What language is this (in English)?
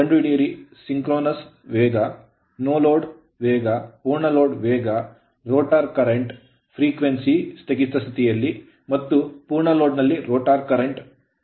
Kannada